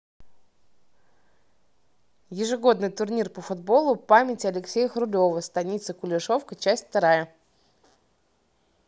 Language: Russian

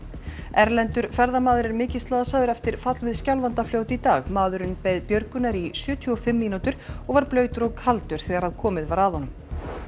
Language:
Icelandic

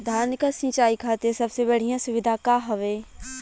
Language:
Bhojpuri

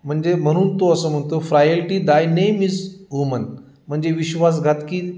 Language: Marathi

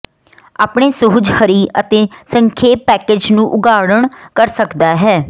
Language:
Punjabi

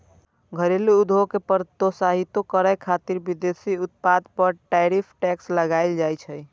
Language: Maithili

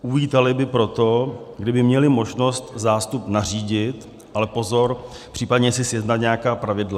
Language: Czech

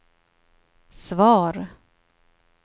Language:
Swedish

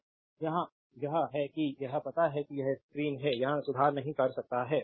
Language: Hindi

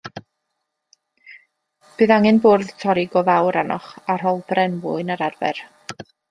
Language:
Welsh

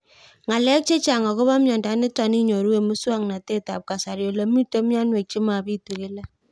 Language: Kalenjin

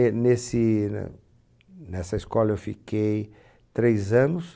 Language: Portuguese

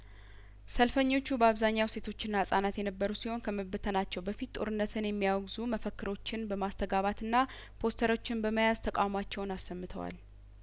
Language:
Amharic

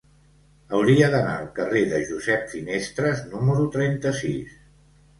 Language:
Catalan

